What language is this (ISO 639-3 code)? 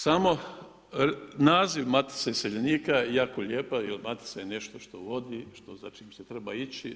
hrv